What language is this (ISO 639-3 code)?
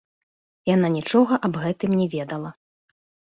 bel